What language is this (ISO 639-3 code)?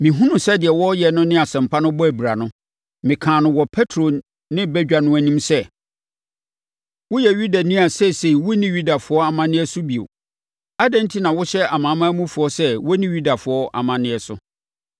aka